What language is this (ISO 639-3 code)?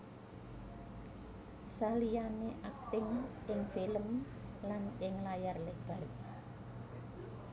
jav